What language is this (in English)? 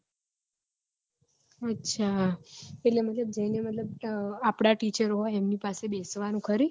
Gujarati